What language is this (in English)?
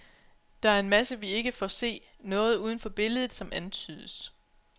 Danish